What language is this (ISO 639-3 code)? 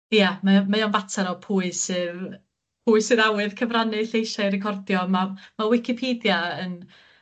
cym